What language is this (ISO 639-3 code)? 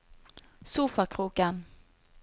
nor